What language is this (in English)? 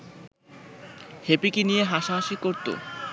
Bangla